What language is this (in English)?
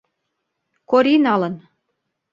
Mari